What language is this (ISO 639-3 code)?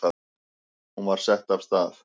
isl